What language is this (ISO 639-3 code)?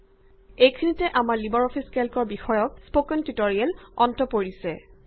asm